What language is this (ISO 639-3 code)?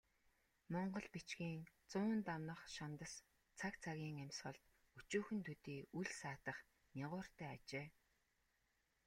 mon